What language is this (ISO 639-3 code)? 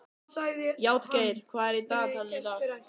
isl